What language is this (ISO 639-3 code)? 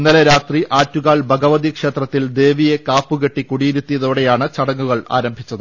mal